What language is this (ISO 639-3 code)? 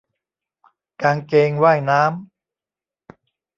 tha